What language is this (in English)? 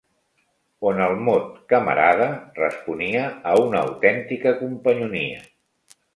Catalan